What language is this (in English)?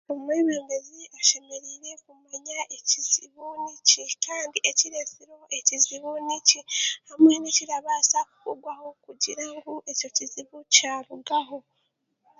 Chiga